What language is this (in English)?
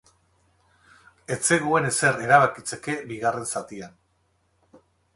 Basque